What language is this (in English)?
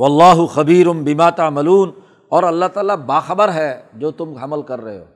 Urdu